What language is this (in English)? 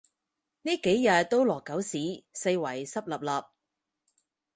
Cantonese